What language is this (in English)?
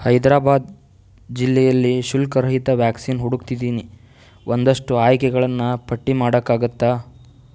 Kannada